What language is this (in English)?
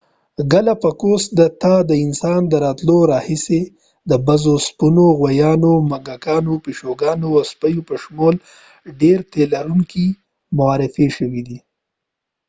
Pashto